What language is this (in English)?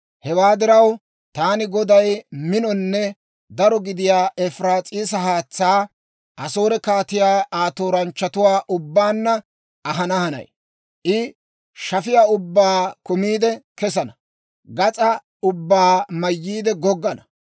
Dawro